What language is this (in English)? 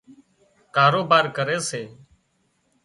Wadiyara Koli